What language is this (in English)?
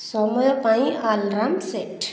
Odia